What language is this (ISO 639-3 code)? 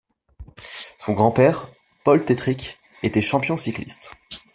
fra